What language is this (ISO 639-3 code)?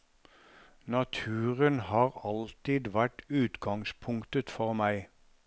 nor